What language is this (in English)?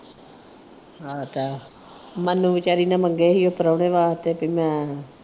Punjabi